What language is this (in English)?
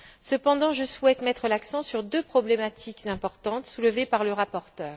French